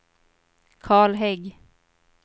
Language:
Swedish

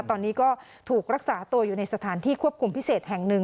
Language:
Thai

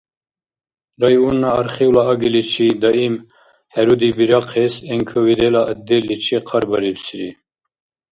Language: Dargwa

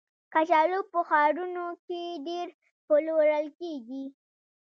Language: Pashto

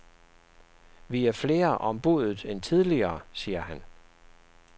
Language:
Danish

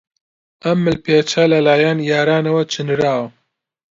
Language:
Central Kurdish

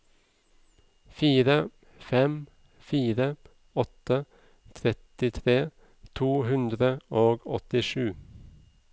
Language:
Norwegian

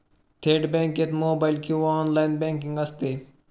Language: Marathi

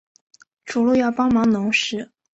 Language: Chinese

